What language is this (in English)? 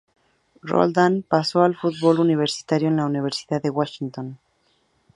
Spanish